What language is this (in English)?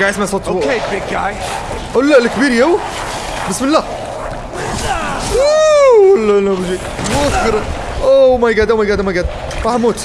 Arabic